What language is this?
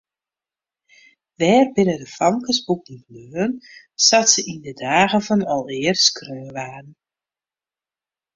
Western Frisian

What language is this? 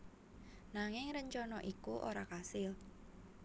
Javanese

